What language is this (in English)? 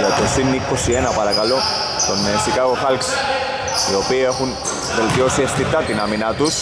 Greek